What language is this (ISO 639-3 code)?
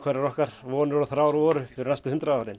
isl